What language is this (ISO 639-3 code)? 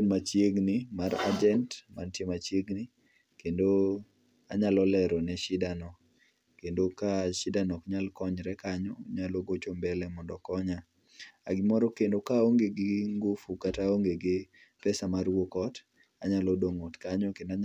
luo